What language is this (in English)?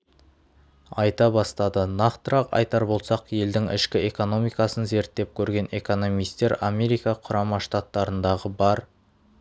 Kazakh